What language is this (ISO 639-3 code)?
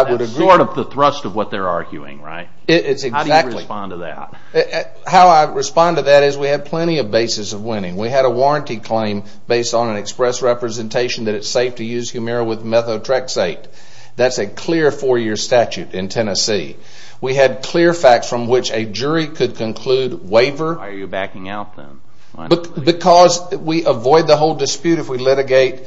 eng